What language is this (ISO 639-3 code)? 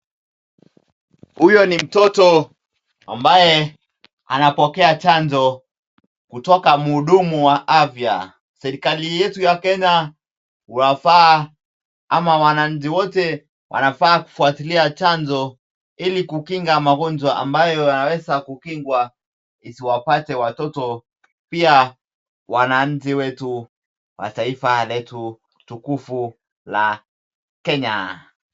swa